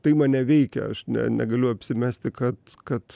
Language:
Lithuanian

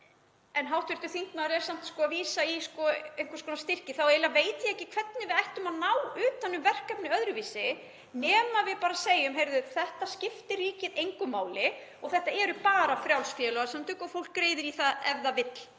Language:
Icelandic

